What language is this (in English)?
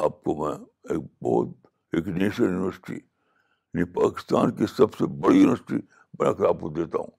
Urdu